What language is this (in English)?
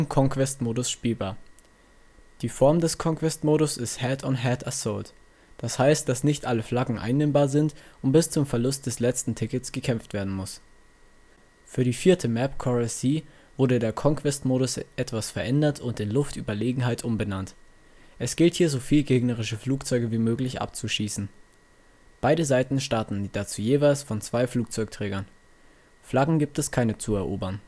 German